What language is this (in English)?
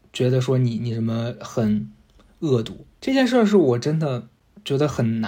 Chinese